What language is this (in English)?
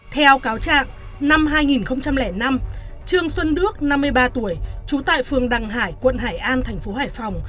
Vietnamese